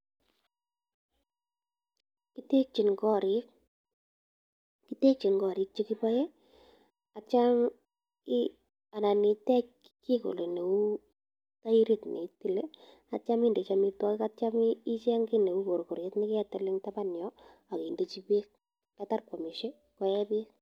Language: Kalenjin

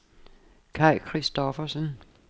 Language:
Danish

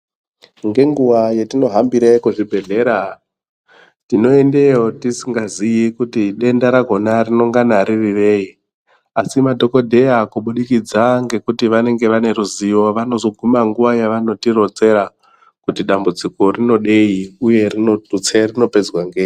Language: Ndau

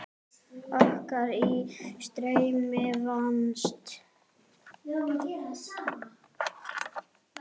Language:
Icelandic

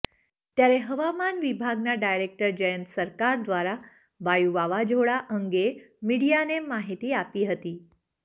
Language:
Gujarati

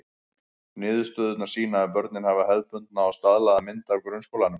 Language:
Icelandic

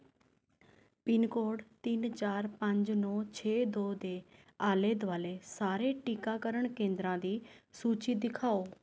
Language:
Punjabi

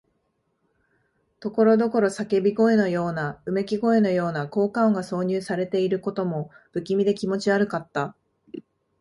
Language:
Japanese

